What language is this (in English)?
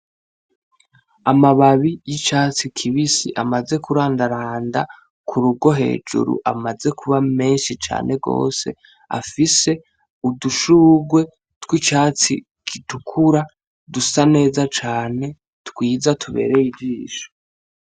Rundi